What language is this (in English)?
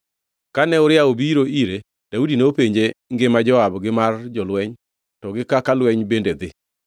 Luo (Kenya and Tanzania)